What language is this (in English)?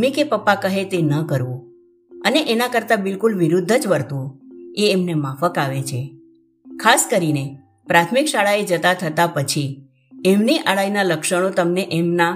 Gujarati